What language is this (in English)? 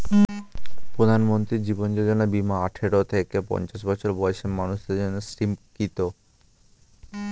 Bangla